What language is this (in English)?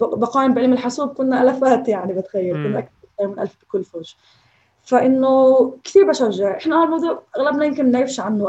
Arabic